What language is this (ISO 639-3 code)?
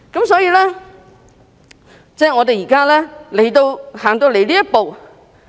yue